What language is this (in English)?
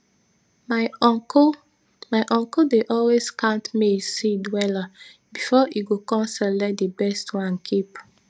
Nigerian Pidgin